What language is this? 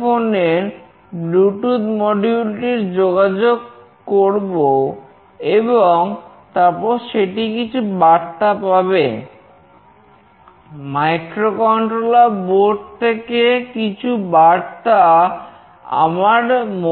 Bangla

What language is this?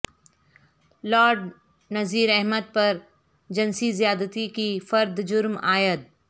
Urdu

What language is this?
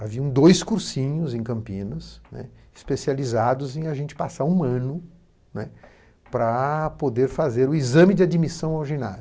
Portuguese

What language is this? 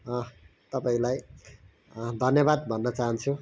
Nepali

